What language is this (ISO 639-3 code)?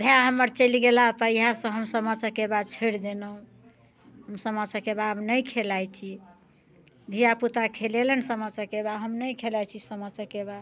mai